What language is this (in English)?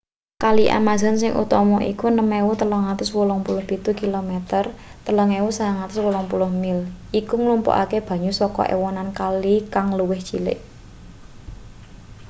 Javanese